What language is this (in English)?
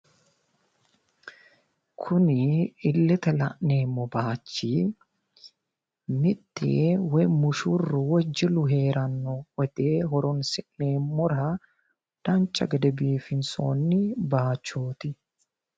Sidamo